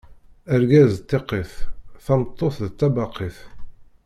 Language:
Kabyle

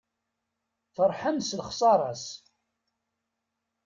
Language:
Kabyle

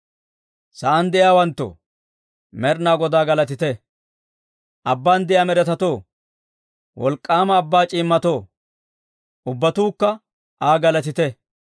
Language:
Dawro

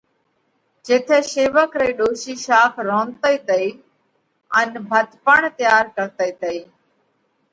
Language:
Parkari Koli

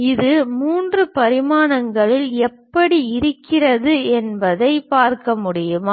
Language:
Tamil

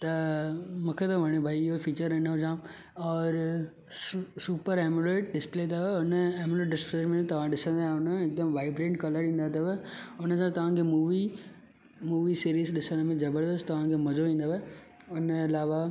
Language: Sindhi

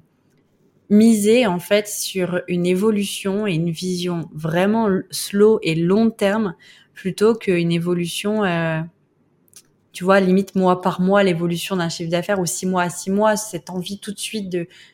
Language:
French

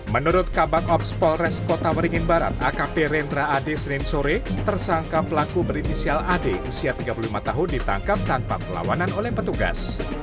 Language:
Indonesian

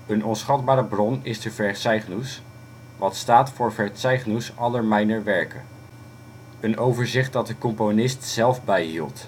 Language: Dutch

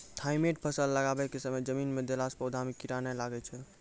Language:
Maithili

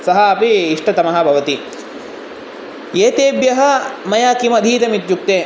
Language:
Sanskrit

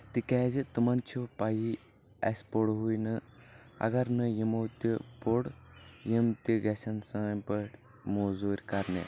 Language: Kashmiri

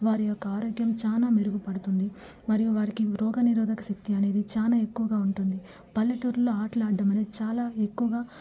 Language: Telugu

